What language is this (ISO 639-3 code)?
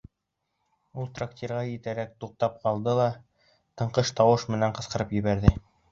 bak